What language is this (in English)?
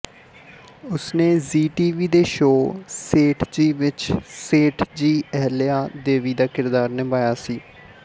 Punjabi